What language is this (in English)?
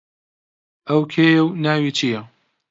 Central Kurdish